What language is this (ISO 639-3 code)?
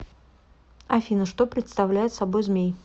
rus